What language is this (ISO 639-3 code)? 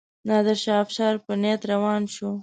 pus